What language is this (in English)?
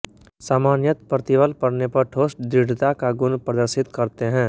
Hindi